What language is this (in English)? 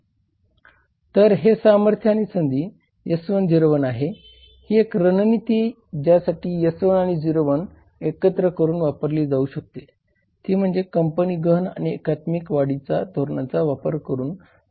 Marathi